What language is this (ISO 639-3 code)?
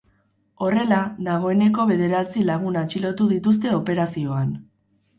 eus